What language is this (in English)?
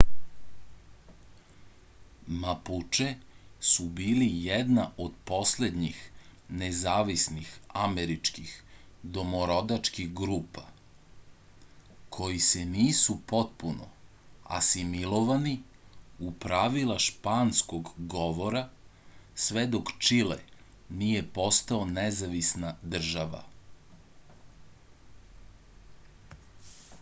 Serbian